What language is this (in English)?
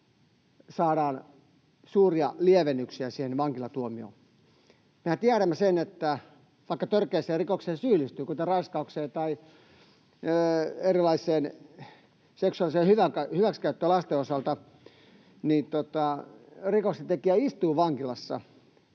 Finnish